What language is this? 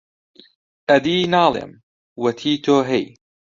Central Kurdish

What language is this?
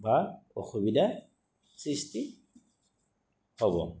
Assamese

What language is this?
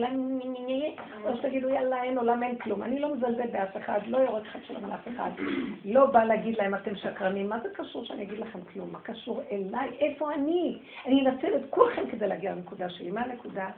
Hebrew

